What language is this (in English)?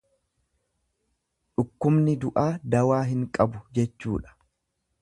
Oromo